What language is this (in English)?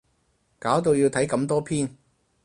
Cantonese